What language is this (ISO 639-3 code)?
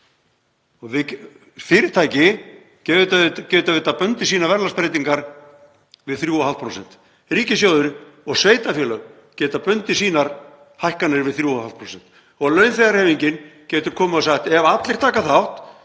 isl